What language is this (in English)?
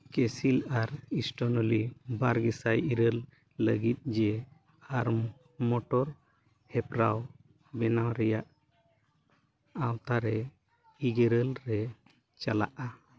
Santali